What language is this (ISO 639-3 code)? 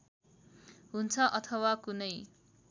nep